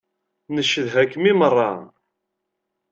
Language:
Kabyle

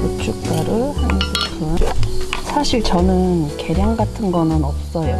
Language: Korean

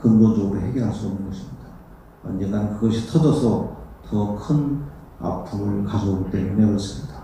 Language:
Korean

